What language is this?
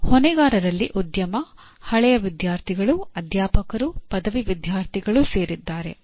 Kannada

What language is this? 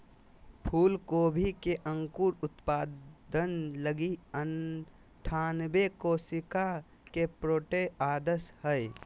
Magahi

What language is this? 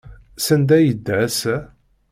Kabyle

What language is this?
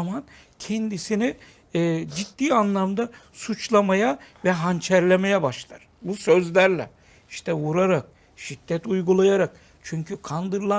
Turkish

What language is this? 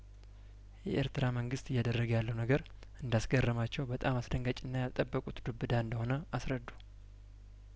Amharic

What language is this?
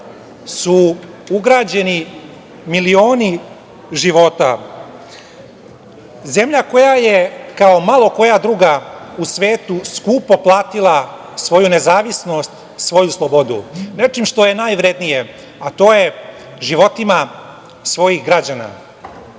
Serbian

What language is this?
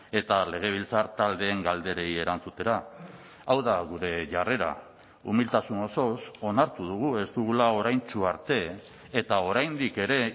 Basque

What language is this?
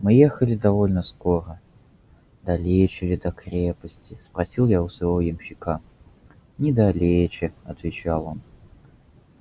Russian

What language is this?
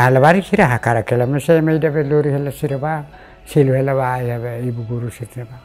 Indonesian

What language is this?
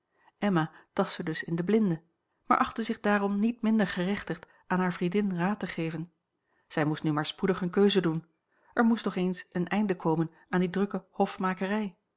Dutch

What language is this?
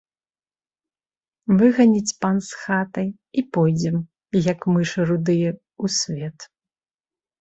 Belarusian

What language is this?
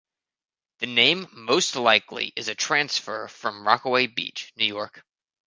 English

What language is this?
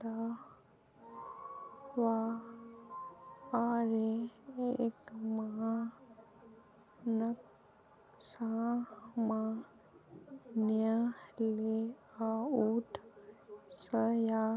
Magahi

